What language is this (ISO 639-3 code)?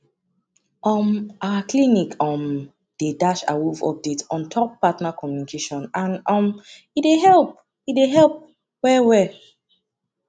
pcm